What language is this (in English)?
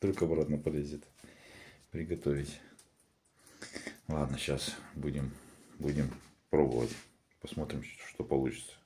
Russian